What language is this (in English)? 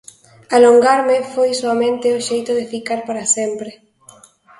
Galician